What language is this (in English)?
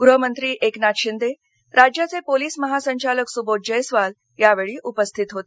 Marathi